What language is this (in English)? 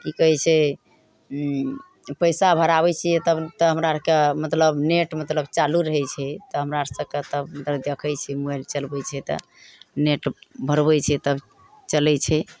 Maithili